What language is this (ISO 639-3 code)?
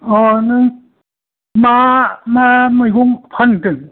brx